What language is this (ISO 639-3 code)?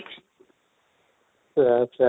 ori